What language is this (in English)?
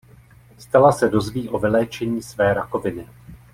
Czech